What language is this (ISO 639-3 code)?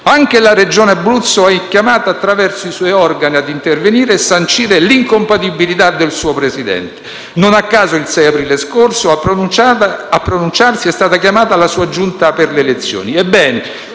ita